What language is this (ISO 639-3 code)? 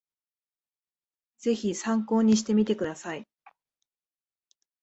jpn